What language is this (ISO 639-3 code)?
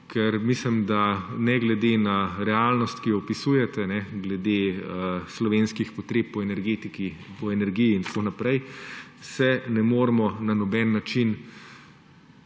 slv